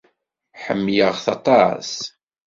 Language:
Kabyle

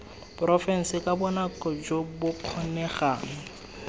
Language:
Tswana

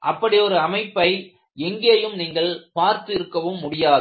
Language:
Tamil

